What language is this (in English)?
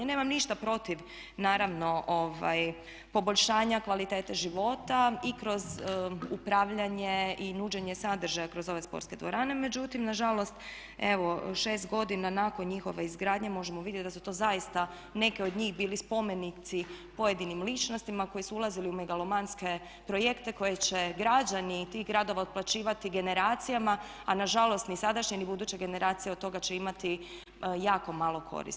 Croatian